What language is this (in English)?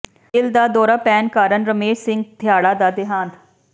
Punjabi